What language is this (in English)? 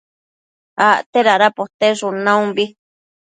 Matsés